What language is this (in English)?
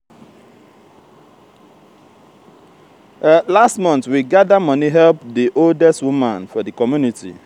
Nigerian Pidgin